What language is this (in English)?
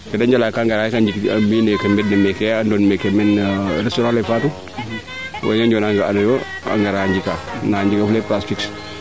Serer